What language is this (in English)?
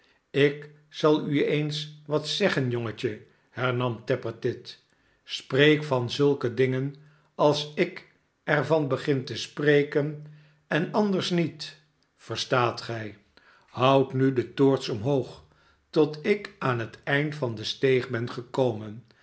Dutch